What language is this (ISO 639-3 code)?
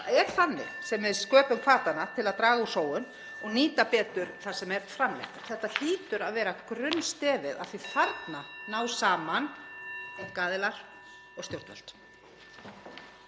isl